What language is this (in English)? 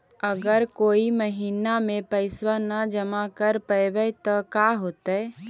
Magahi